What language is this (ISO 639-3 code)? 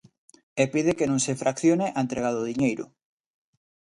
glg